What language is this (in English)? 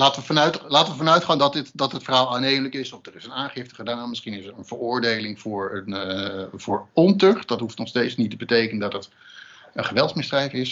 Dutch